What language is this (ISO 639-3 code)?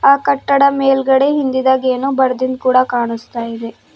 kan